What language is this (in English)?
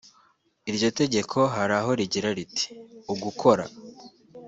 Kinyarwanda